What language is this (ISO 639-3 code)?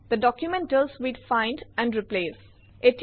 asm